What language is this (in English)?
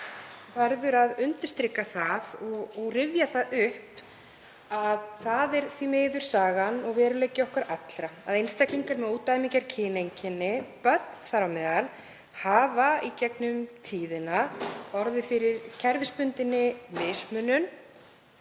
Icelandic